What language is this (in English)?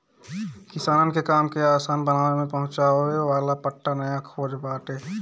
Bhojpuri